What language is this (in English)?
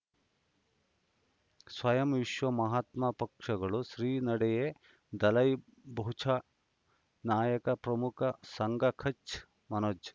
Kannada